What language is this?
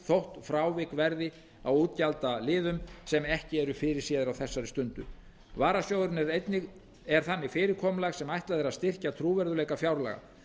Icelandic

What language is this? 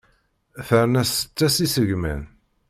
Kabyle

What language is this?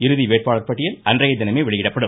Tamil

